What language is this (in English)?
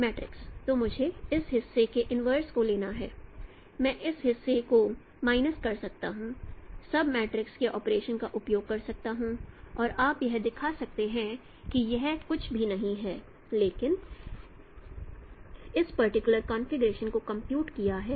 Hindi